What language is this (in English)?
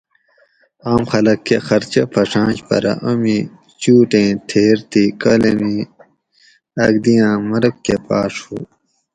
Gawri